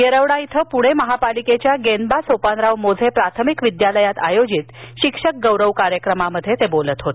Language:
Marathi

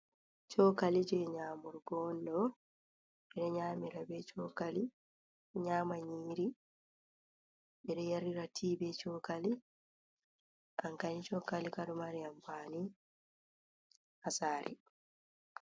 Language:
Fula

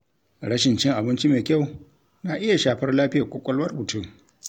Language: Hausa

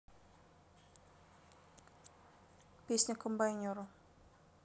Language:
Russian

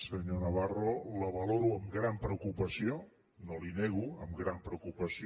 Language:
Catalan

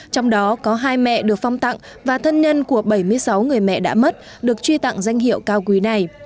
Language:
Vietnamese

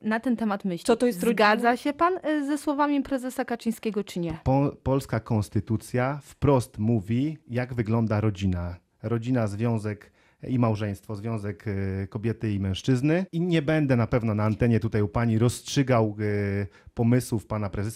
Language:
Polish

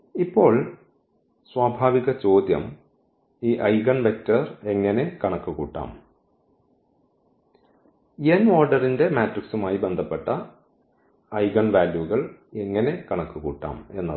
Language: Malayalam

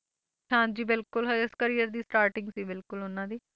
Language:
Punjabi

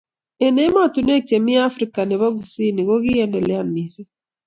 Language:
Kalenjin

